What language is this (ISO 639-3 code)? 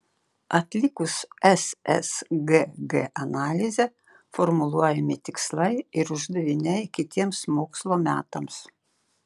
lit